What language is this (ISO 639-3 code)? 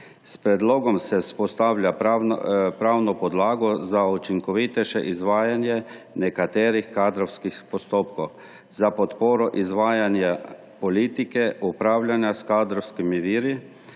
slv